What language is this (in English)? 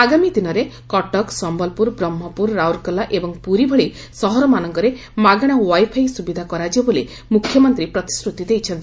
Odia